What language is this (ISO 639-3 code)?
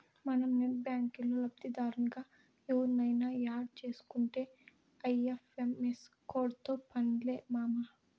tel